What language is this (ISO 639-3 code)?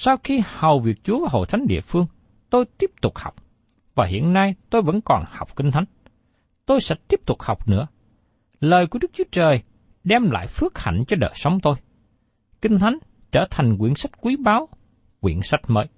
vie